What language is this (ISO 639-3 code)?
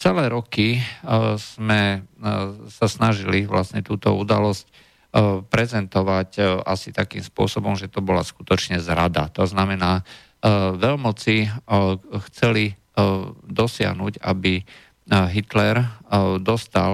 slk